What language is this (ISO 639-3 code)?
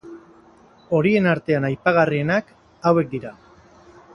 eus